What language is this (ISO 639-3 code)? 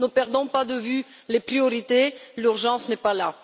fra